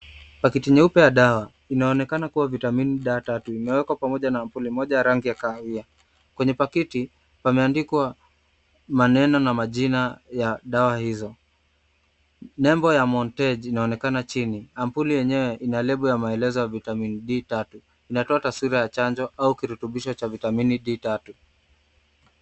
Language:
Swahili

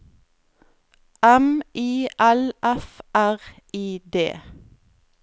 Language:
Norwegian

